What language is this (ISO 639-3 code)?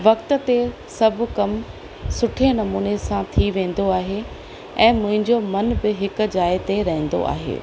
snd